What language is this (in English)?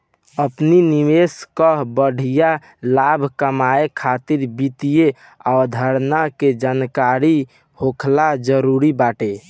Bhojpuri